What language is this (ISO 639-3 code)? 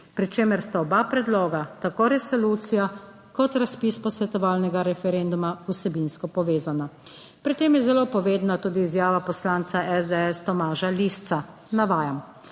slv